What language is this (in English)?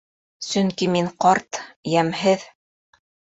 Bashkir